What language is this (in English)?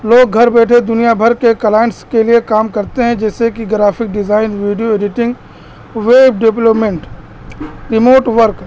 Urdu